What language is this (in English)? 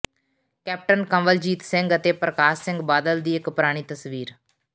Punjabi